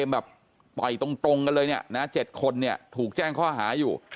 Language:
Thai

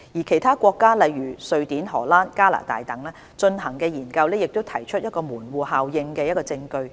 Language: Cantonese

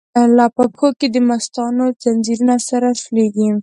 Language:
Pashto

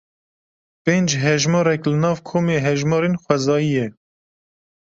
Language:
Kurdish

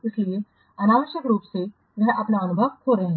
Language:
Hindi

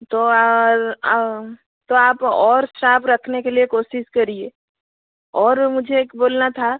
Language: Hindi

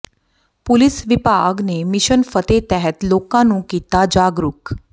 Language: Punjabi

